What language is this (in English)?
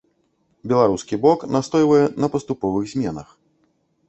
Belarusian